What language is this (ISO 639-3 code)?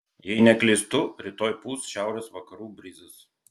lit